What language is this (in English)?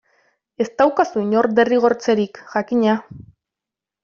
Basque